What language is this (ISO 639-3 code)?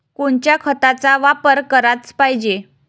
mar